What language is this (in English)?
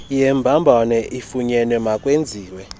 Xhosa